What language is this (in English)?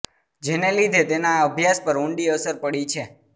Gujarati